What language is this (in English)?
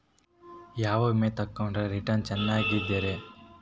Kannada